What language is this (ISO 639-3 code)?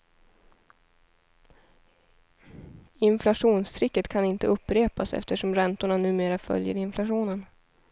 swe